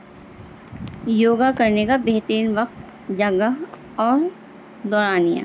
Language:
Urdu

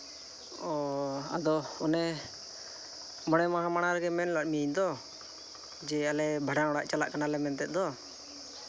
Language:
Santali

